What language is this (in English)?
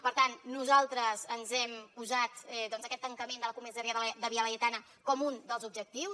Catalan